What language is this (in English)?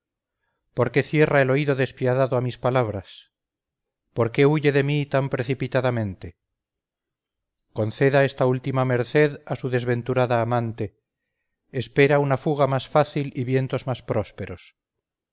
Spanish